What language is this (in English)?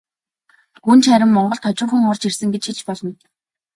Mongolian